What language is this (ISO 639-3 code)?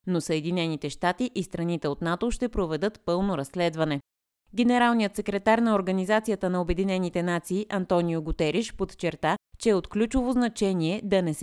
bul